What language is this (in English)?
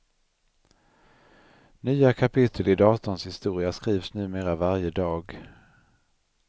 Swedish